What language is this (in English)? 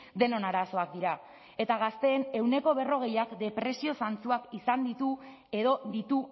Basque